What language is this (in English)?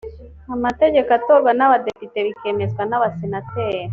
Kinyarwanda